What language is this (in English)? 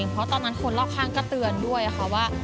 Thai